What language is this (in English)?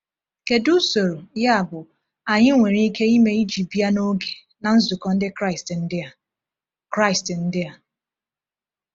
Igbo